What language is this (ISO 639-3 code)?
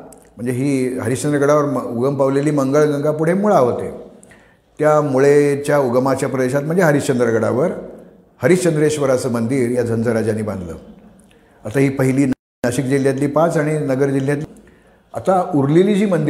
mar